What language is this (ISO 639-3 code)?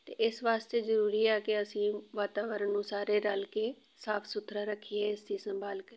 pan